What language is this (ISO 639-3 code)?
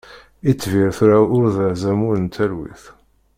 kab